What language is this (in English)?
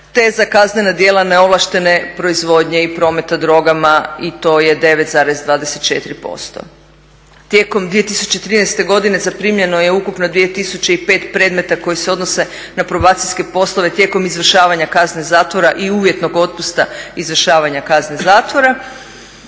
Croatian